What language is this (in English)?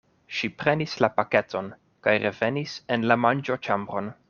Esperanto